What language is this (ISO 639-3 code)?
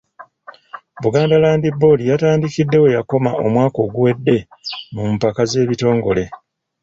lug